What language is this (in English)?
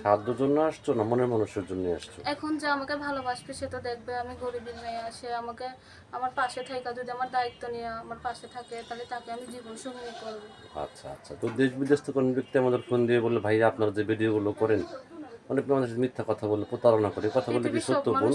Romanian